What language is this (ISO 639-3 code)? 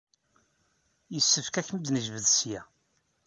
kab